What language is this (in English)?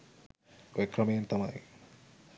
Sinhala